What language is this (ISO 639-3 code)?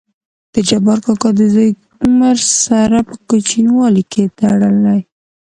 pus